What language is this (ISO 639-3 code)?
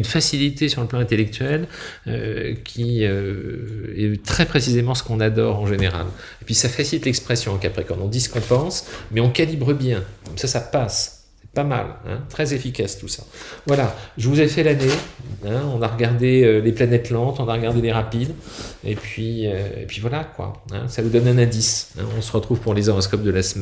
fra